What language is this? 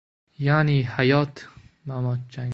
Uzbek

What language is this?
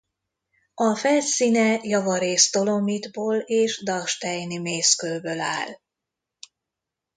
Hungarian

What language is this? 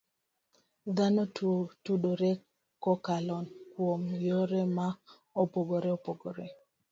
Luo (Kenya and Tanzania)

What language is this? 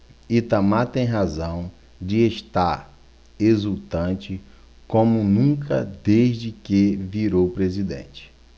Portuguese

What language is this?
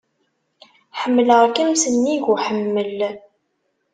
Kabyle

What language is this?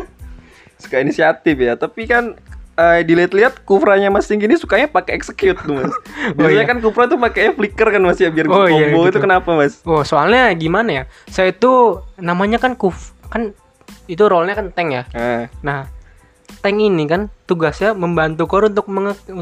Indonesian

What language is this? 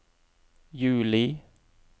Norwegian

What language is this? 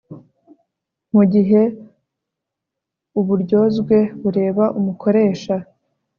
Kinyarwanda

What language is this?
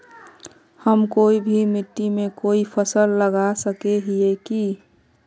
Magahi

